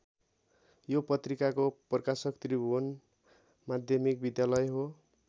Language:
Nepali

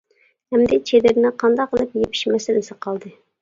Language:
Uyghur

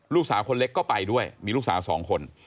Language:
Thai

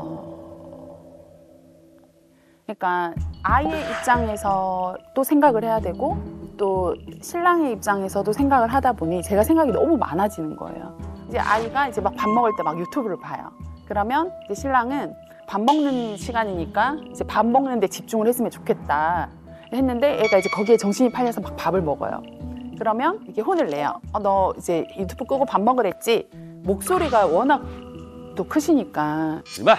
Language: Korean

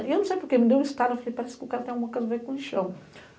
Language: Portuguese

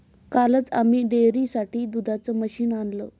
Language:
Marathi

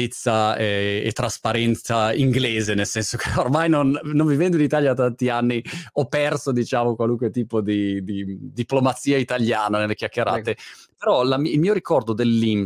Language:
Italian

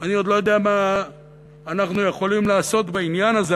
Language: Hebrew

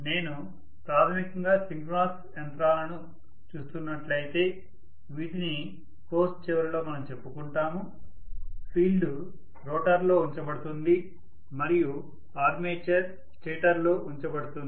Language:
Telugu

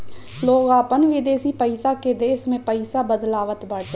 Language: Bhojpuri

